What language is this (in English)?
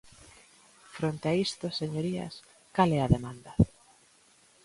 Galician